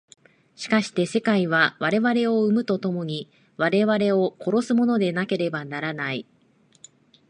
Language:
Japanese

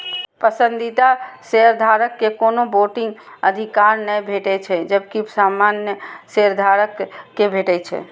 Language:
Maithili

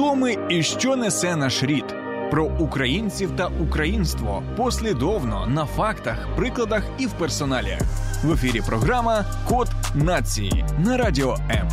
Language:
Ukrainian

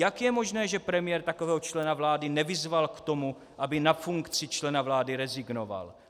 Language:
Czech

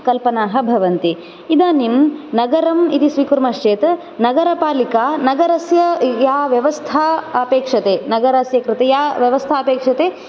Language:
Sanskrit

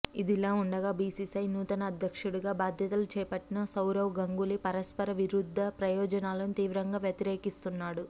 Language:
Telugu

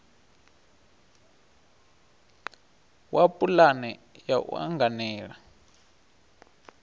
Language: Venda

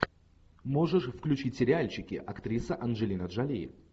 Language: Russian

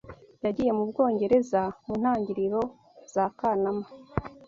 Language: Kinyarwanda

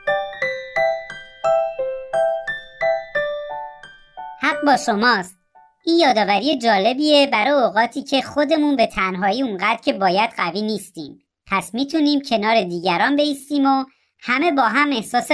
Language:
Persian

